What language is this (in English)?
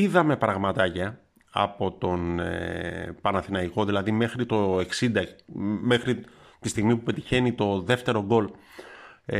Greek